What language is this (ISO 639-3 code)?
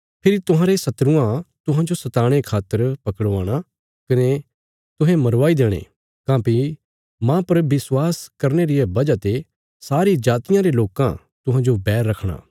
kfs